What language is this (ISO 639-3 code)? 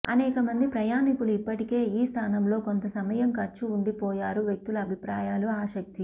tel